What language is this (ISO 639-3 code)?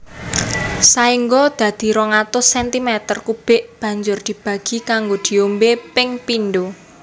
jav